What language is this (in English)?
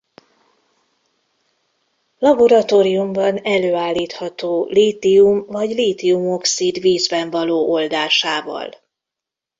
Hungarian